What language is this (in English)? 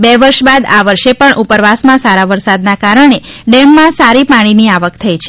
Gujarati